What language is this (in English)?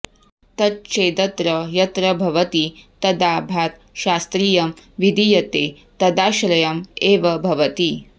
Sanskrit